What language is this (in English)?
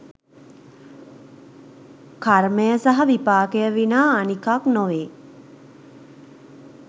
Sinhala